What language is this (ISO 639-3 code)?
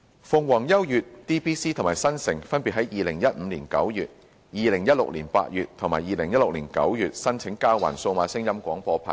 yue